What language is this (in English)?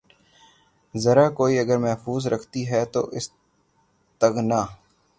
Urdu